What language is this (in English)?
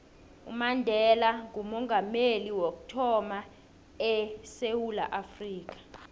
South Ndebele